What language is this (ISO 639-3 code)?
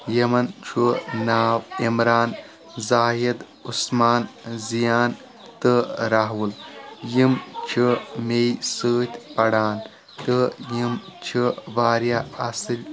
kas